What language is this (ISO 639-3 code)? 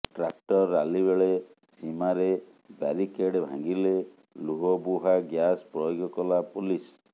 ori